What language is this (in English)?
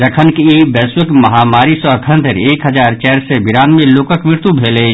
Maithili